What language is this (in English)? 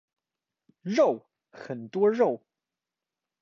Chinese